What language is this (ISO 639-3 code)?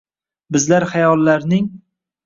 uzb